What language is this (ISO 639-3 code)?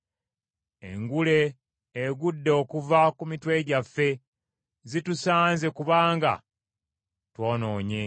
lug